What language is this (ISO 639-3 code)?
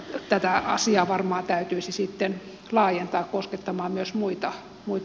fin